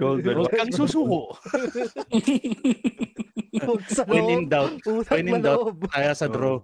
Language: Filipino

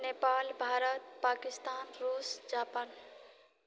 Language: Maithili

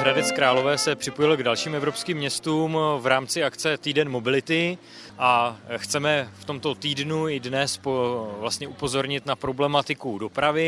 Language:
Czech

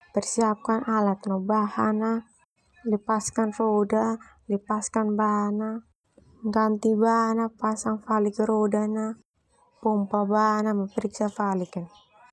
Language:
Termanu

